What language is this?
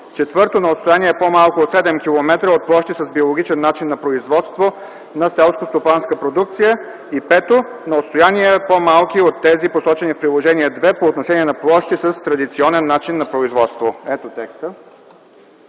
Bulgarian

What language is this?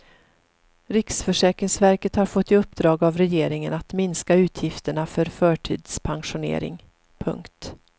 Swedish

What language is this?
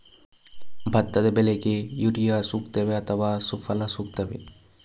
Kannada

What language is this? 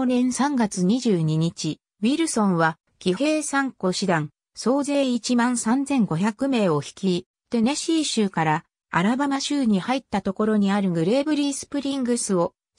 Japanese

